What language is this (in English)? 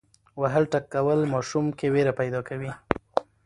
Pashto